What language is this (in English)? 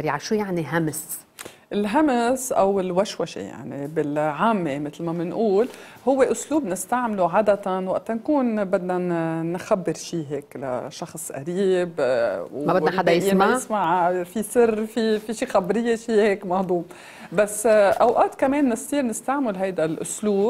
Arabic